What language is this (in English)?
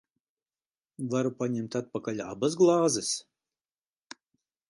Latvian